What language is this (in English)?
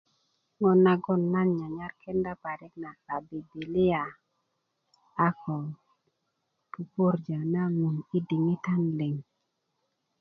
Kuku